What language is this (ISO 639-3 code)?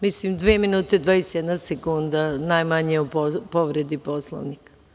srp